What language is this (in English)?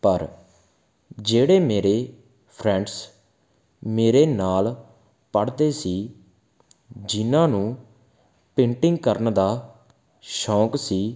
Punjabi